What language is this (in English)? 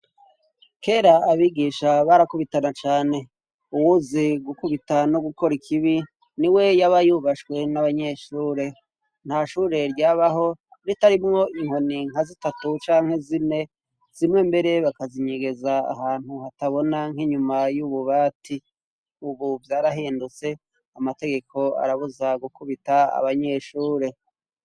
Rundi